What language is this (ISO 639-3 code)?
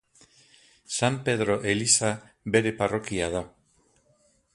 eus